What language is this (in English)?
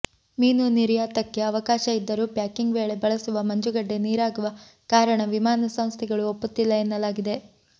Kannada